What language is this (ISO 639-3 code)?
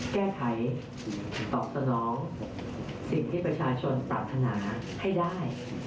tha